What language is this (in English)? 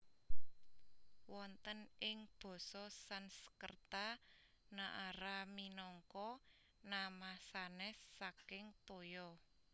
Javanese